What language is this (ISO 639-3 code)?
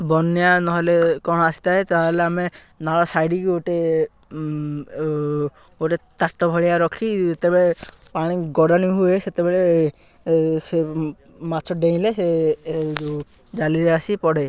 ori